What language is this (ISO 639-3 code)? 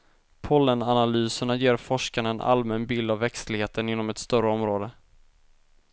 swe